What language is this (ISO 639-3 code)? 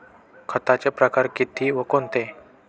mar